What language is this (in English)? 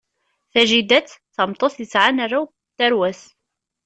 Kabyle